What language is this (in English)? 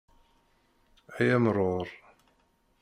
Kabyle